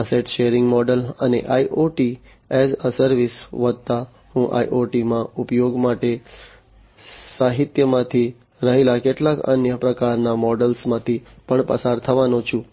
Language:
Gujarati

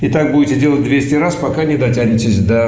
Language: Russian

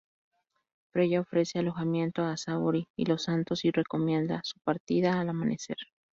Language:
Spanish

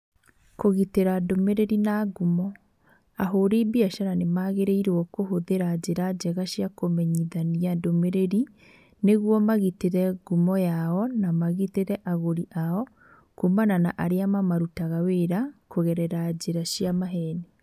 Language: Kikuyu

